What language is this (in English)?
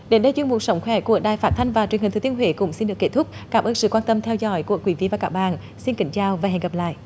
Vietnamese